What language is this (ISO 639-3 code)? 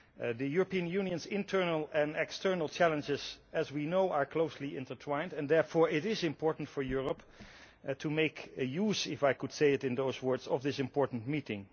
eng